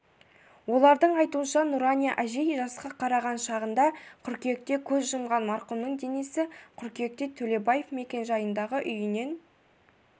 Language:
Kazakh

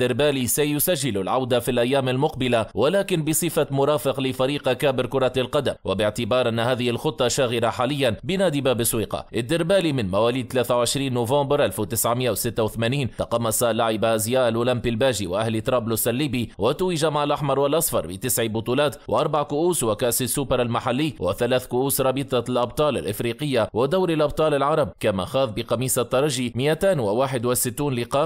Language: Arabic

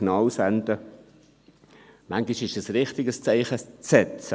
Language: Swiss German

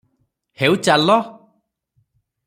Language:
Odia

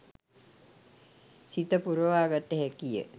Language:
Sinhala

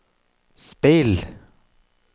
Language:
Norwegian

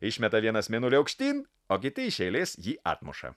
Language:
Lithuanian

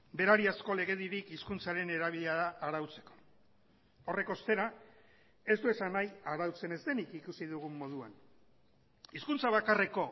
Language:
Basque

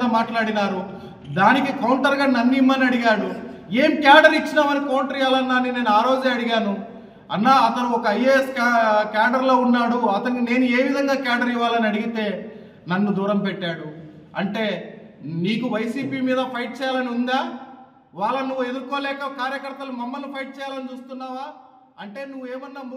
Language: Telugu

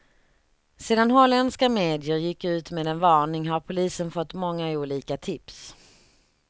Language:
Swedish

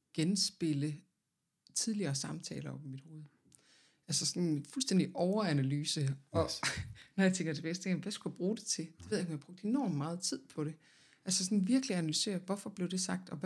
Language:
Danish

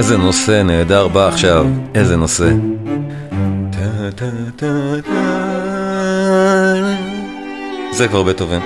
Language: Hebrew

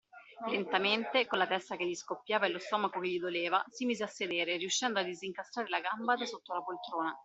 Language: Italian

